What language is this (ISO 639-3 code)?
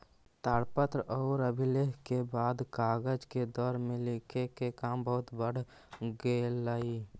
mag